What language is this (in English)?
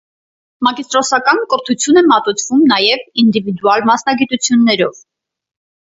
Armenian